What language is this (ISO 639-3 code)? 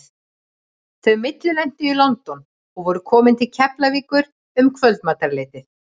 isl